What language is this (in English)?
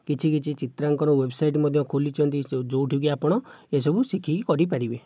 Odia